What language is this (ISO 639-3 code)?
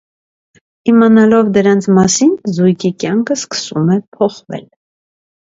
hye